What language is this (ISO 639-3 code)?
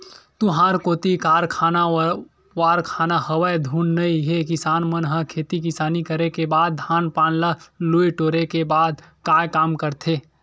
hne